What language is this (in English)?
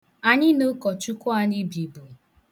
Igbo